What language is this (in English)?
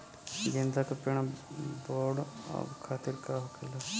Bhojpuri